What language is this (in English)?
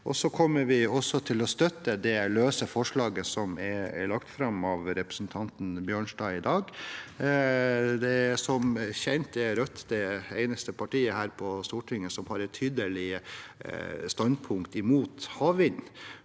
Norwegian